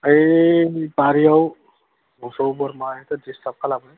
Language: Bodo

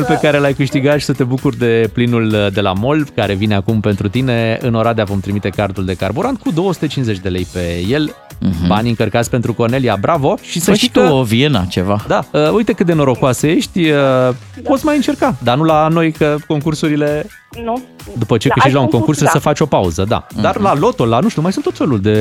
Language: Romanian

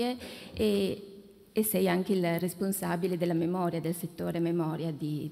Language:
Italian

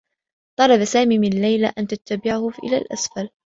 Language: Arabic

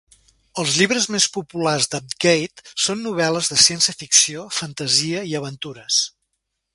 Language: Catalan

